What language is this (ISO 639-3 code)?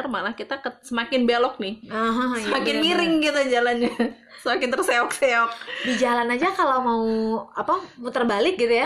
ind